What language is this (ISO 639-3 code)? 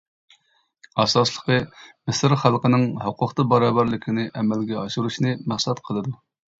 uig